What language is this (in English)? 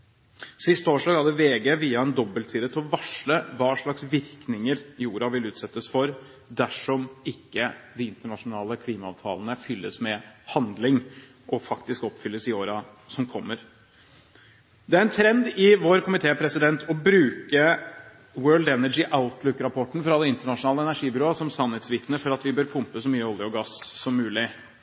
Norwegian Bokmål